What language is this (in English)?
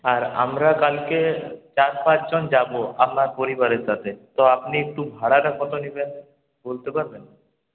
Bangla